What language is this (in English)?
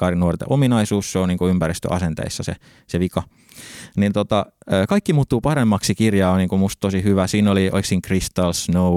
Finnish